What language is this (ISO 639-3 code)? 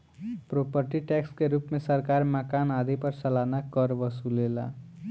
bho